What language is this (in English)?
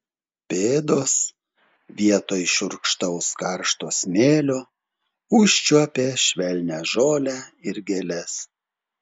Lithuanian